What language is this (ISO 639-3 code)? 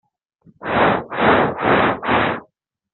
fra